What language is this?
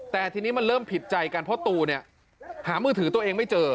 Thai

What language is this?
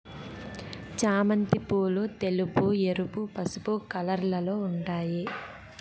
Telugu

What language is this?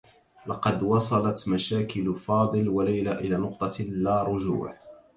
Arabic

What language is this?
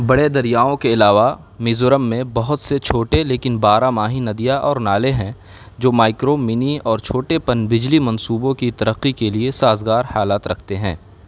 Urdu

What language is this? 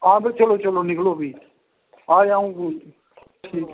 Dogri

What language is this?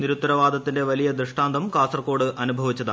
Malayalam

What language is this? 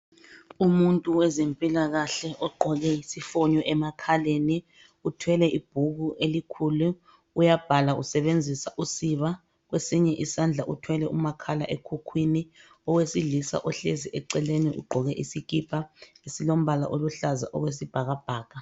North Ndebele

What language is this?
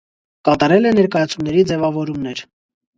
Armenian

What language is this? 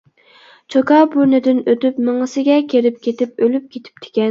Uyghur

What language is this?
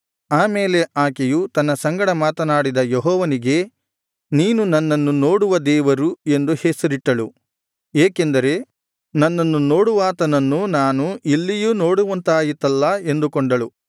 Kannada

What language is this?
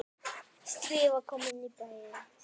Icelandic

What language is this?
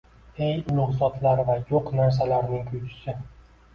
Uzbek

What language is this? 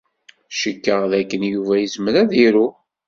Kabyle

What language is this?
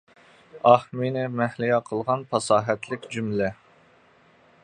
Uyghur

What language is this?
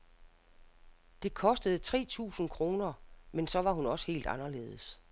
Danish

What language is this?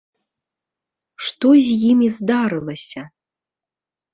Belarusian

